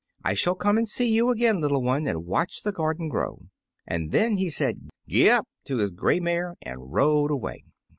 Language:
English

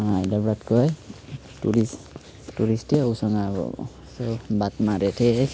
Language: Nepali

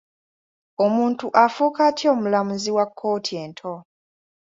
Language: Ganda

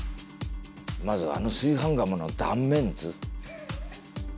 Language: Japanese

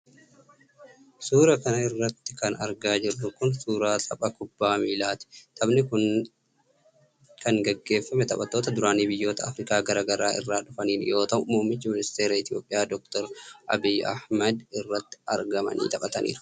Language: Oromo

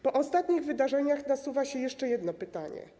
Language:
Polish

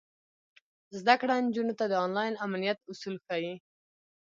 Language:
Pashto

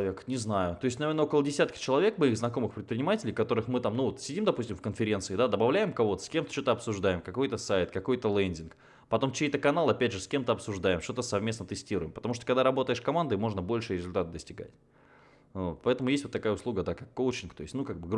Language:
Russian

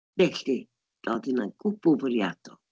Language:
Welsh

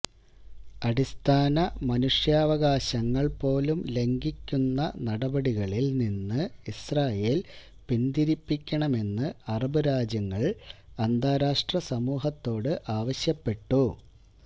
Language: Malayalam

